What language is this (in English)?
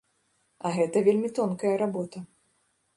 Belarusian